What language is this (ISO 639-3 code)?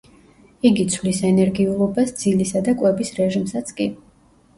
kat